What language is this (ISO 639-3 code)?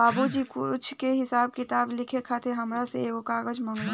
bho